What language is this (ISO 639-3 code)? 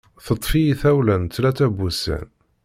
kab